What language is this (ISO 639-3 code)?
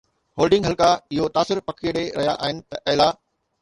snd